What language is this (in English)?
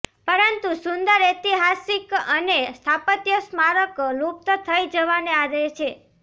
Gujarati